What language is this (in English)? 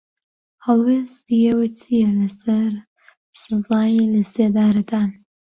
Central Kurdish